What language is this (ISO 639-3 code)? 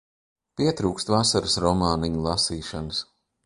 lav